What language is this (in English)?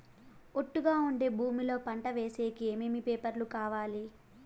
Telugu